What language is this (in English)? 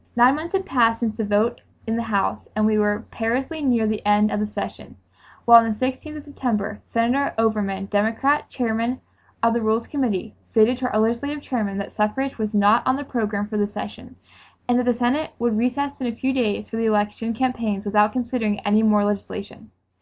English